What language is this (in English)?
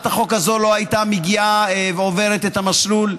Hebrew